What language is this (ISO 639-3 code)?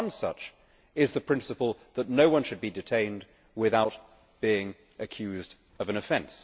eng